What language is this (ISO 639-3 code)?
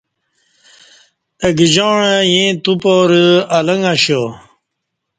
bsh